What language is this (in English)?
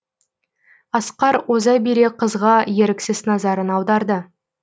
Kazakh